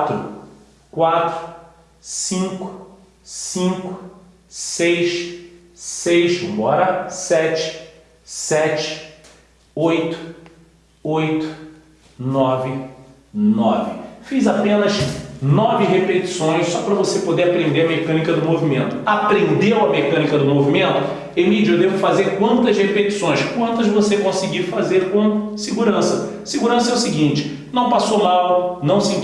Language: Portuguese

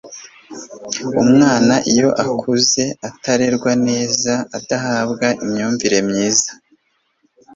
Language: Kinyarwanda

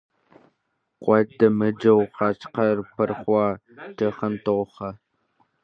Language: Kabardian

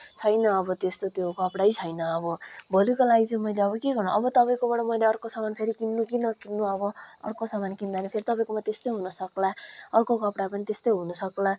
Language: Nepali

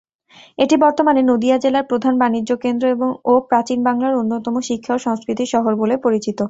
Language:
Bangla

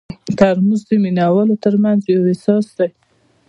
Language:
Pashto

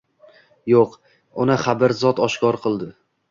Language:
Uzbek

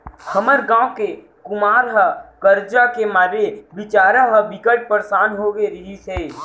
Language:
Chhattisgarhi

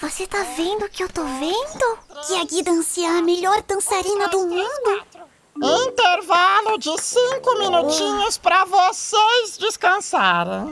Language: Portuguese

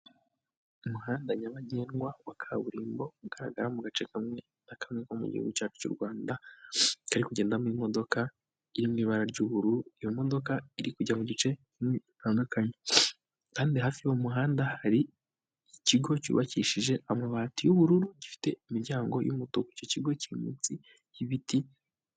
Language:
Kinyarwanda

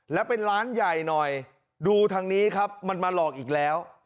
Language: Thai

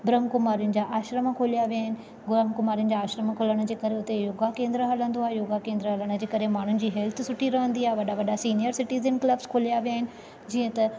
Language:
Sindhi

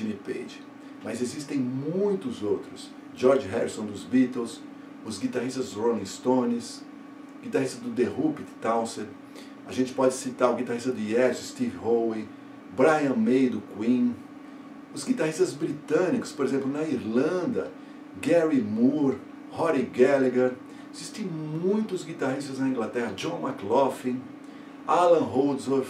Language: Portuguese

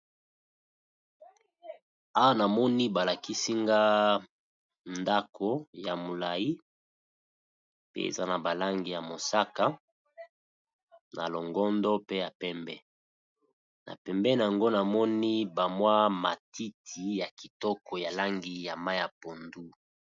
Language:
Lingala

